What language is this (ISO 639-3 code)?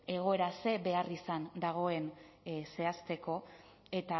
eus